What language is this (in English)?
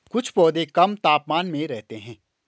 Hindi